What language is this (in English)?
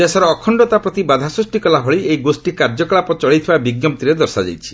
Odia